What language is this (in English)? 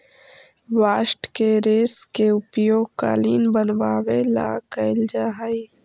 Magahi